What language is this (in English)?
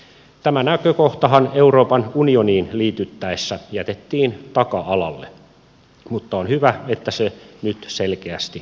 Finnish